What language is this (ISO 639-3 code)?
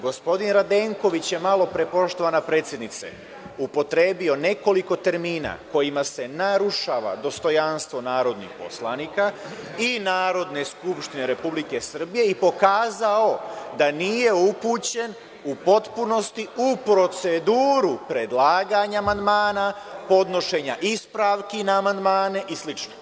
srp